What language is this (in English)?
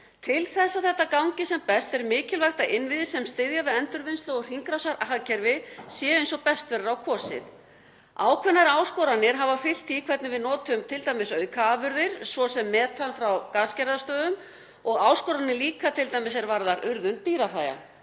Icelandic